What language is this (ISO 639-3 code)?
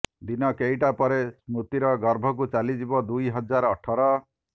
ori